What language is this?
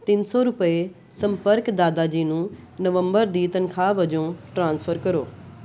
Punjabi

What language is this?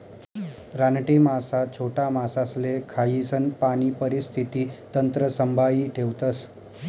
Marathi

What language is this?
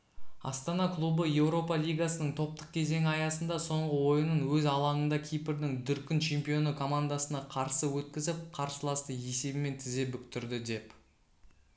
Kazakh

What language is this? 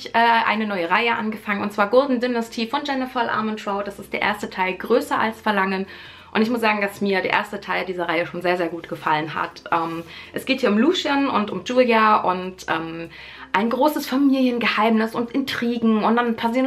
German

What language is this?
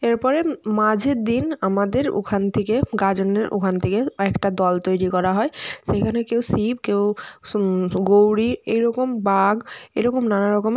Bangla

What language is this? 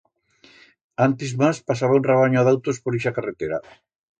Aragonese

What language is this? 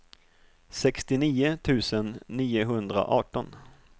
Swedish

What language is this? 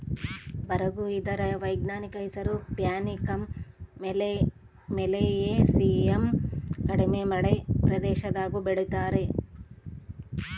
Kannada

